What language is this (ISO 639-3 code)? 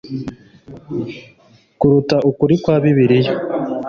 kin